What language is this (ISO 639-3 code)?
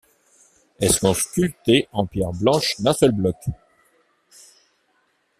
fra